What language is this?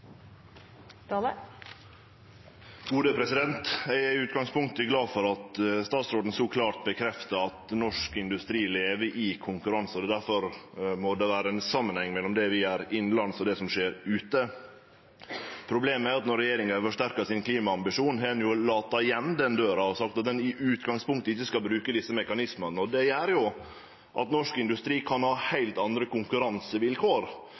Norwegian Nynorsk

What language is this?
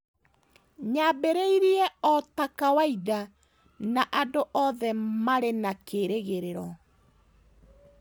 Kikuyu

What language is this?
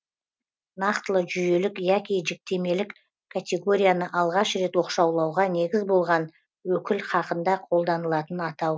Kazakh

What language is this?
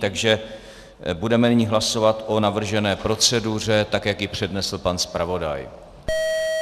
Czech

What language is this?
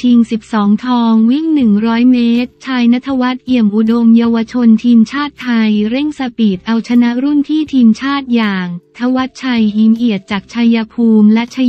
Thai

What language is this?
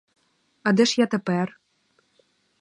Ukrainian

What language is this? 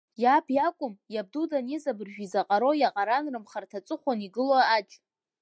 Abkhazian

